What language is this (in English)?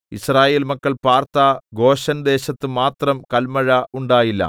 Malayalam